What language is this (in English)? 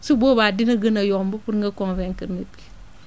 Wolof